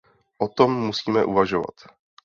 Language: Czech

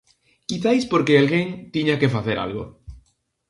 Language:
Galician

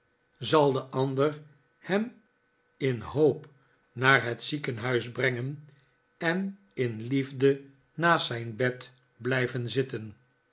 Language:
Dutch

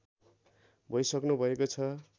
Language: Nepali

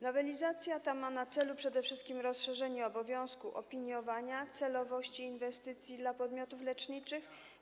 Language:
Polish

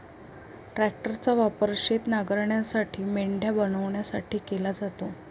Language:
Marathi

